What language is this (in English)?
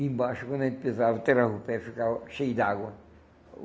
Portuguese